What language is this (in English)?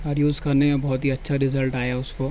Urdu